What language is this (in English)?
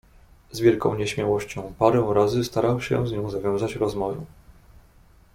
Polish